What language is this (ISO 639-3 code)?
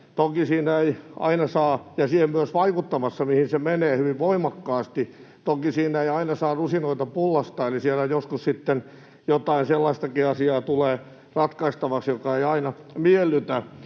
fin